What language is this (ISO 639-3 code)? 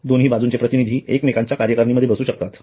mar